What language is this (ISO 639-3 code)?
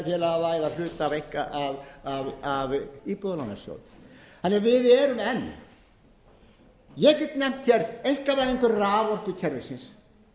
isl